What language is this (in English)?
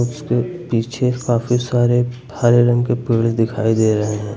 Hindi